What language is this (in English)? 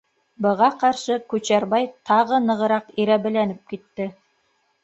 Bashkir